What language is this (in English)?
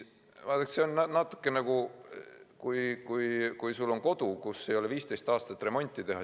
Estonian